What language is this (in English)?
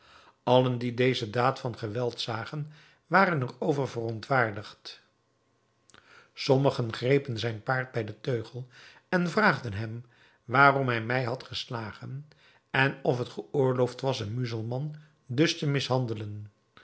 Dutch